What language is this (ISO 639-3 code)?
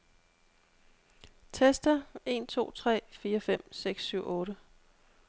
dan